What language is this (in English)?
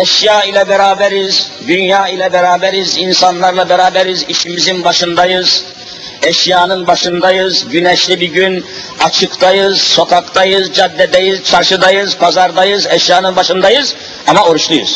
Turkish